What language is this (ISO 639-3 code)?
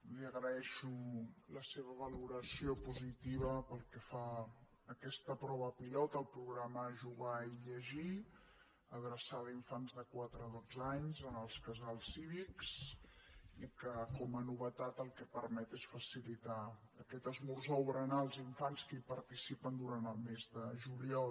cat